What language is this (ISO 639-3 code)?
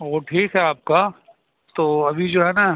urd